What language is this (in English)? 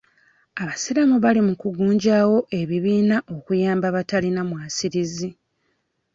Ganda